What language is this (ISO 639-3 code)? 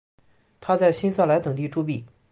zho